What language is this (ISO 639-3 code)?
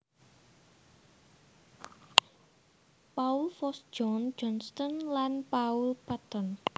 jav